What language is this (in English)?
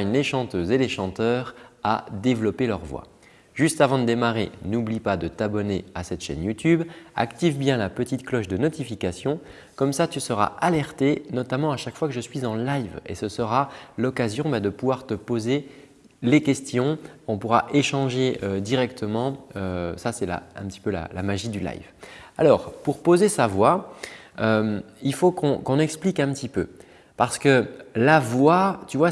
French